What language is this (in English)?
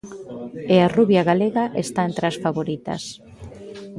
Galician